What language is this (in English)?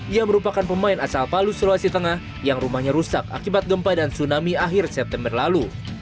Indonesian